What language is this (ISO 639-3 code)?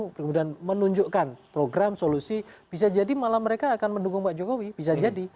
ind